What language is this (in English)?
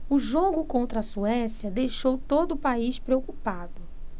Portuguese